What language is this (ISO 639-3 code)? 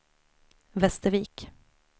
swe